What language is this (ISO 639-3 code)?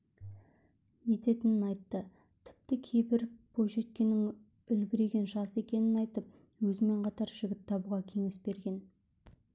kaz